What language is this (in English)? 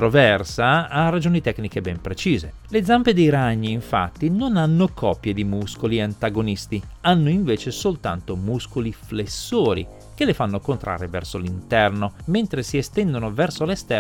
Italian